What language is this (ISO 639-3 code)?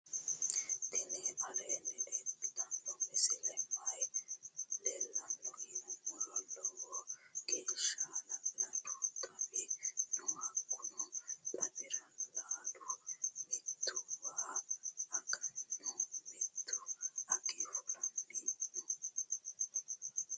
sid